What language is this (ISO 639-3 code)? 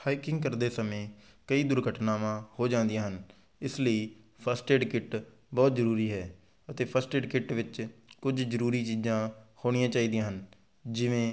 pan